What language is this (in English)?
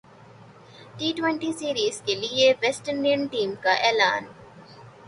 Urdu